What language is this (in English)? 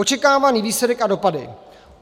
Czech